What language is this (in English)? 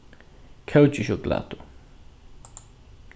Faroese